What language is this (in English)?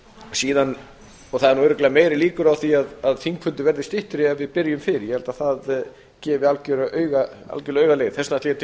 Icelandic